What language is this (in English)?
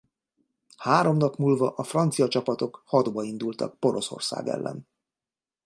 Hungarian